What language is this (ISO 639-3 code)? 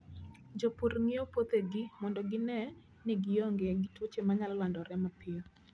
luo